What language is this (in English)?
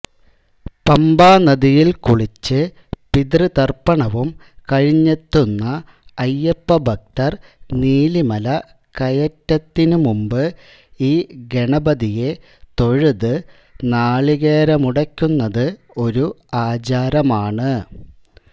Malayalam